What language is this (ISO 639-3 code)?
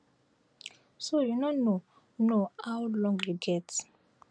pcm